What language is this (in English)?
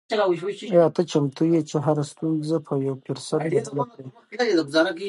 Pashto